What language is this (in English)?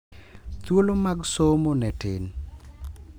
Luo (Kenya and Tanzania)